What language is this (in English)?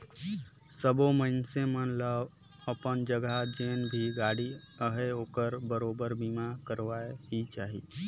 Chhattisgarhi